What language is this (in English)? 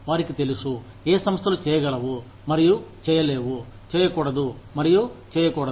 Telugu